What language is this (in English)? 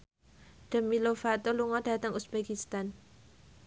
Javanese